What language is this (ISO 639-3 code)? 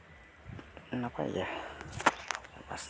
sat